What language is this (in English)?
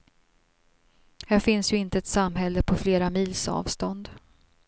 Swedish